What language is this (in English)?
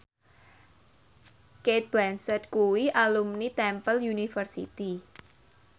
Javanese